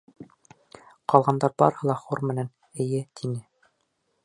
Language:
Bashkir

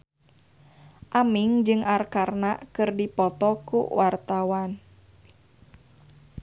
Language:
Sundanese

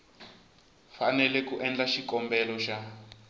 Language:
Tsonga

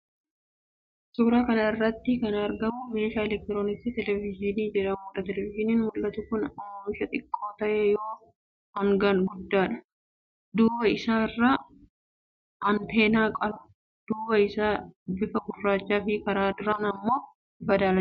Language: Oromo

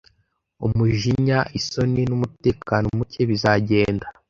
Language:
Kinyarwanda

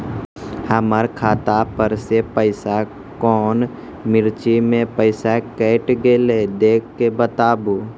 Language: Maithili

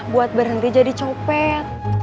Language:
Indonesian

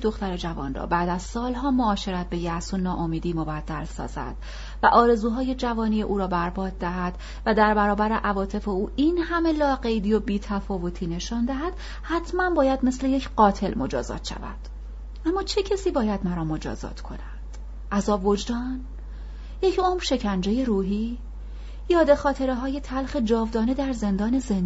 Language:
Persian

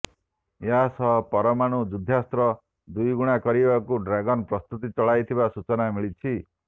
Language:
Odia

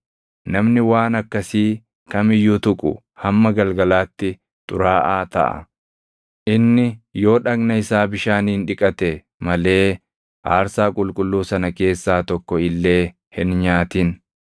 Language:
Oromo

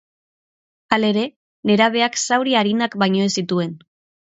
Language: Basque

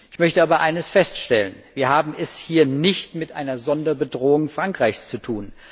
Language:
German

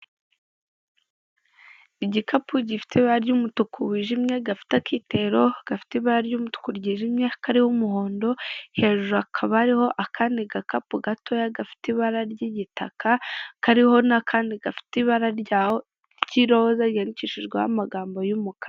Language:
Kinyarwanda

